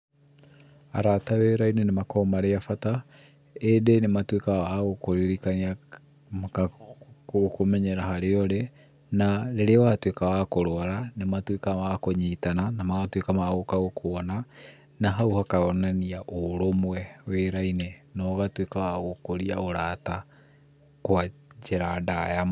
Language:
Kikuyu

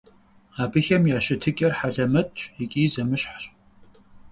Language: Kabardian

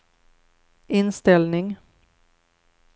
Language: Swedish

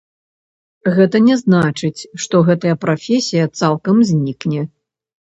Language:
Belarusian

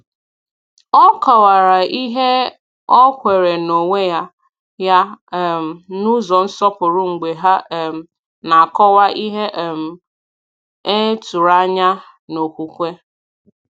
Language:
Igbo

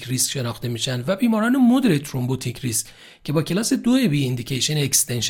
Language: Persian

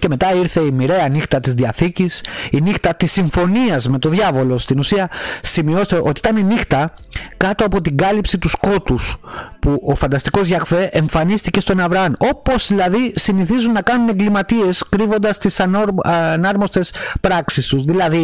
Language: Greek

